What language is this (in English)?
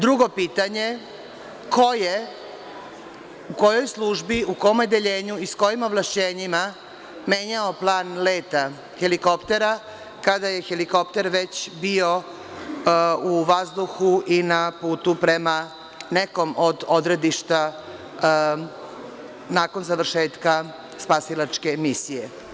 Serbian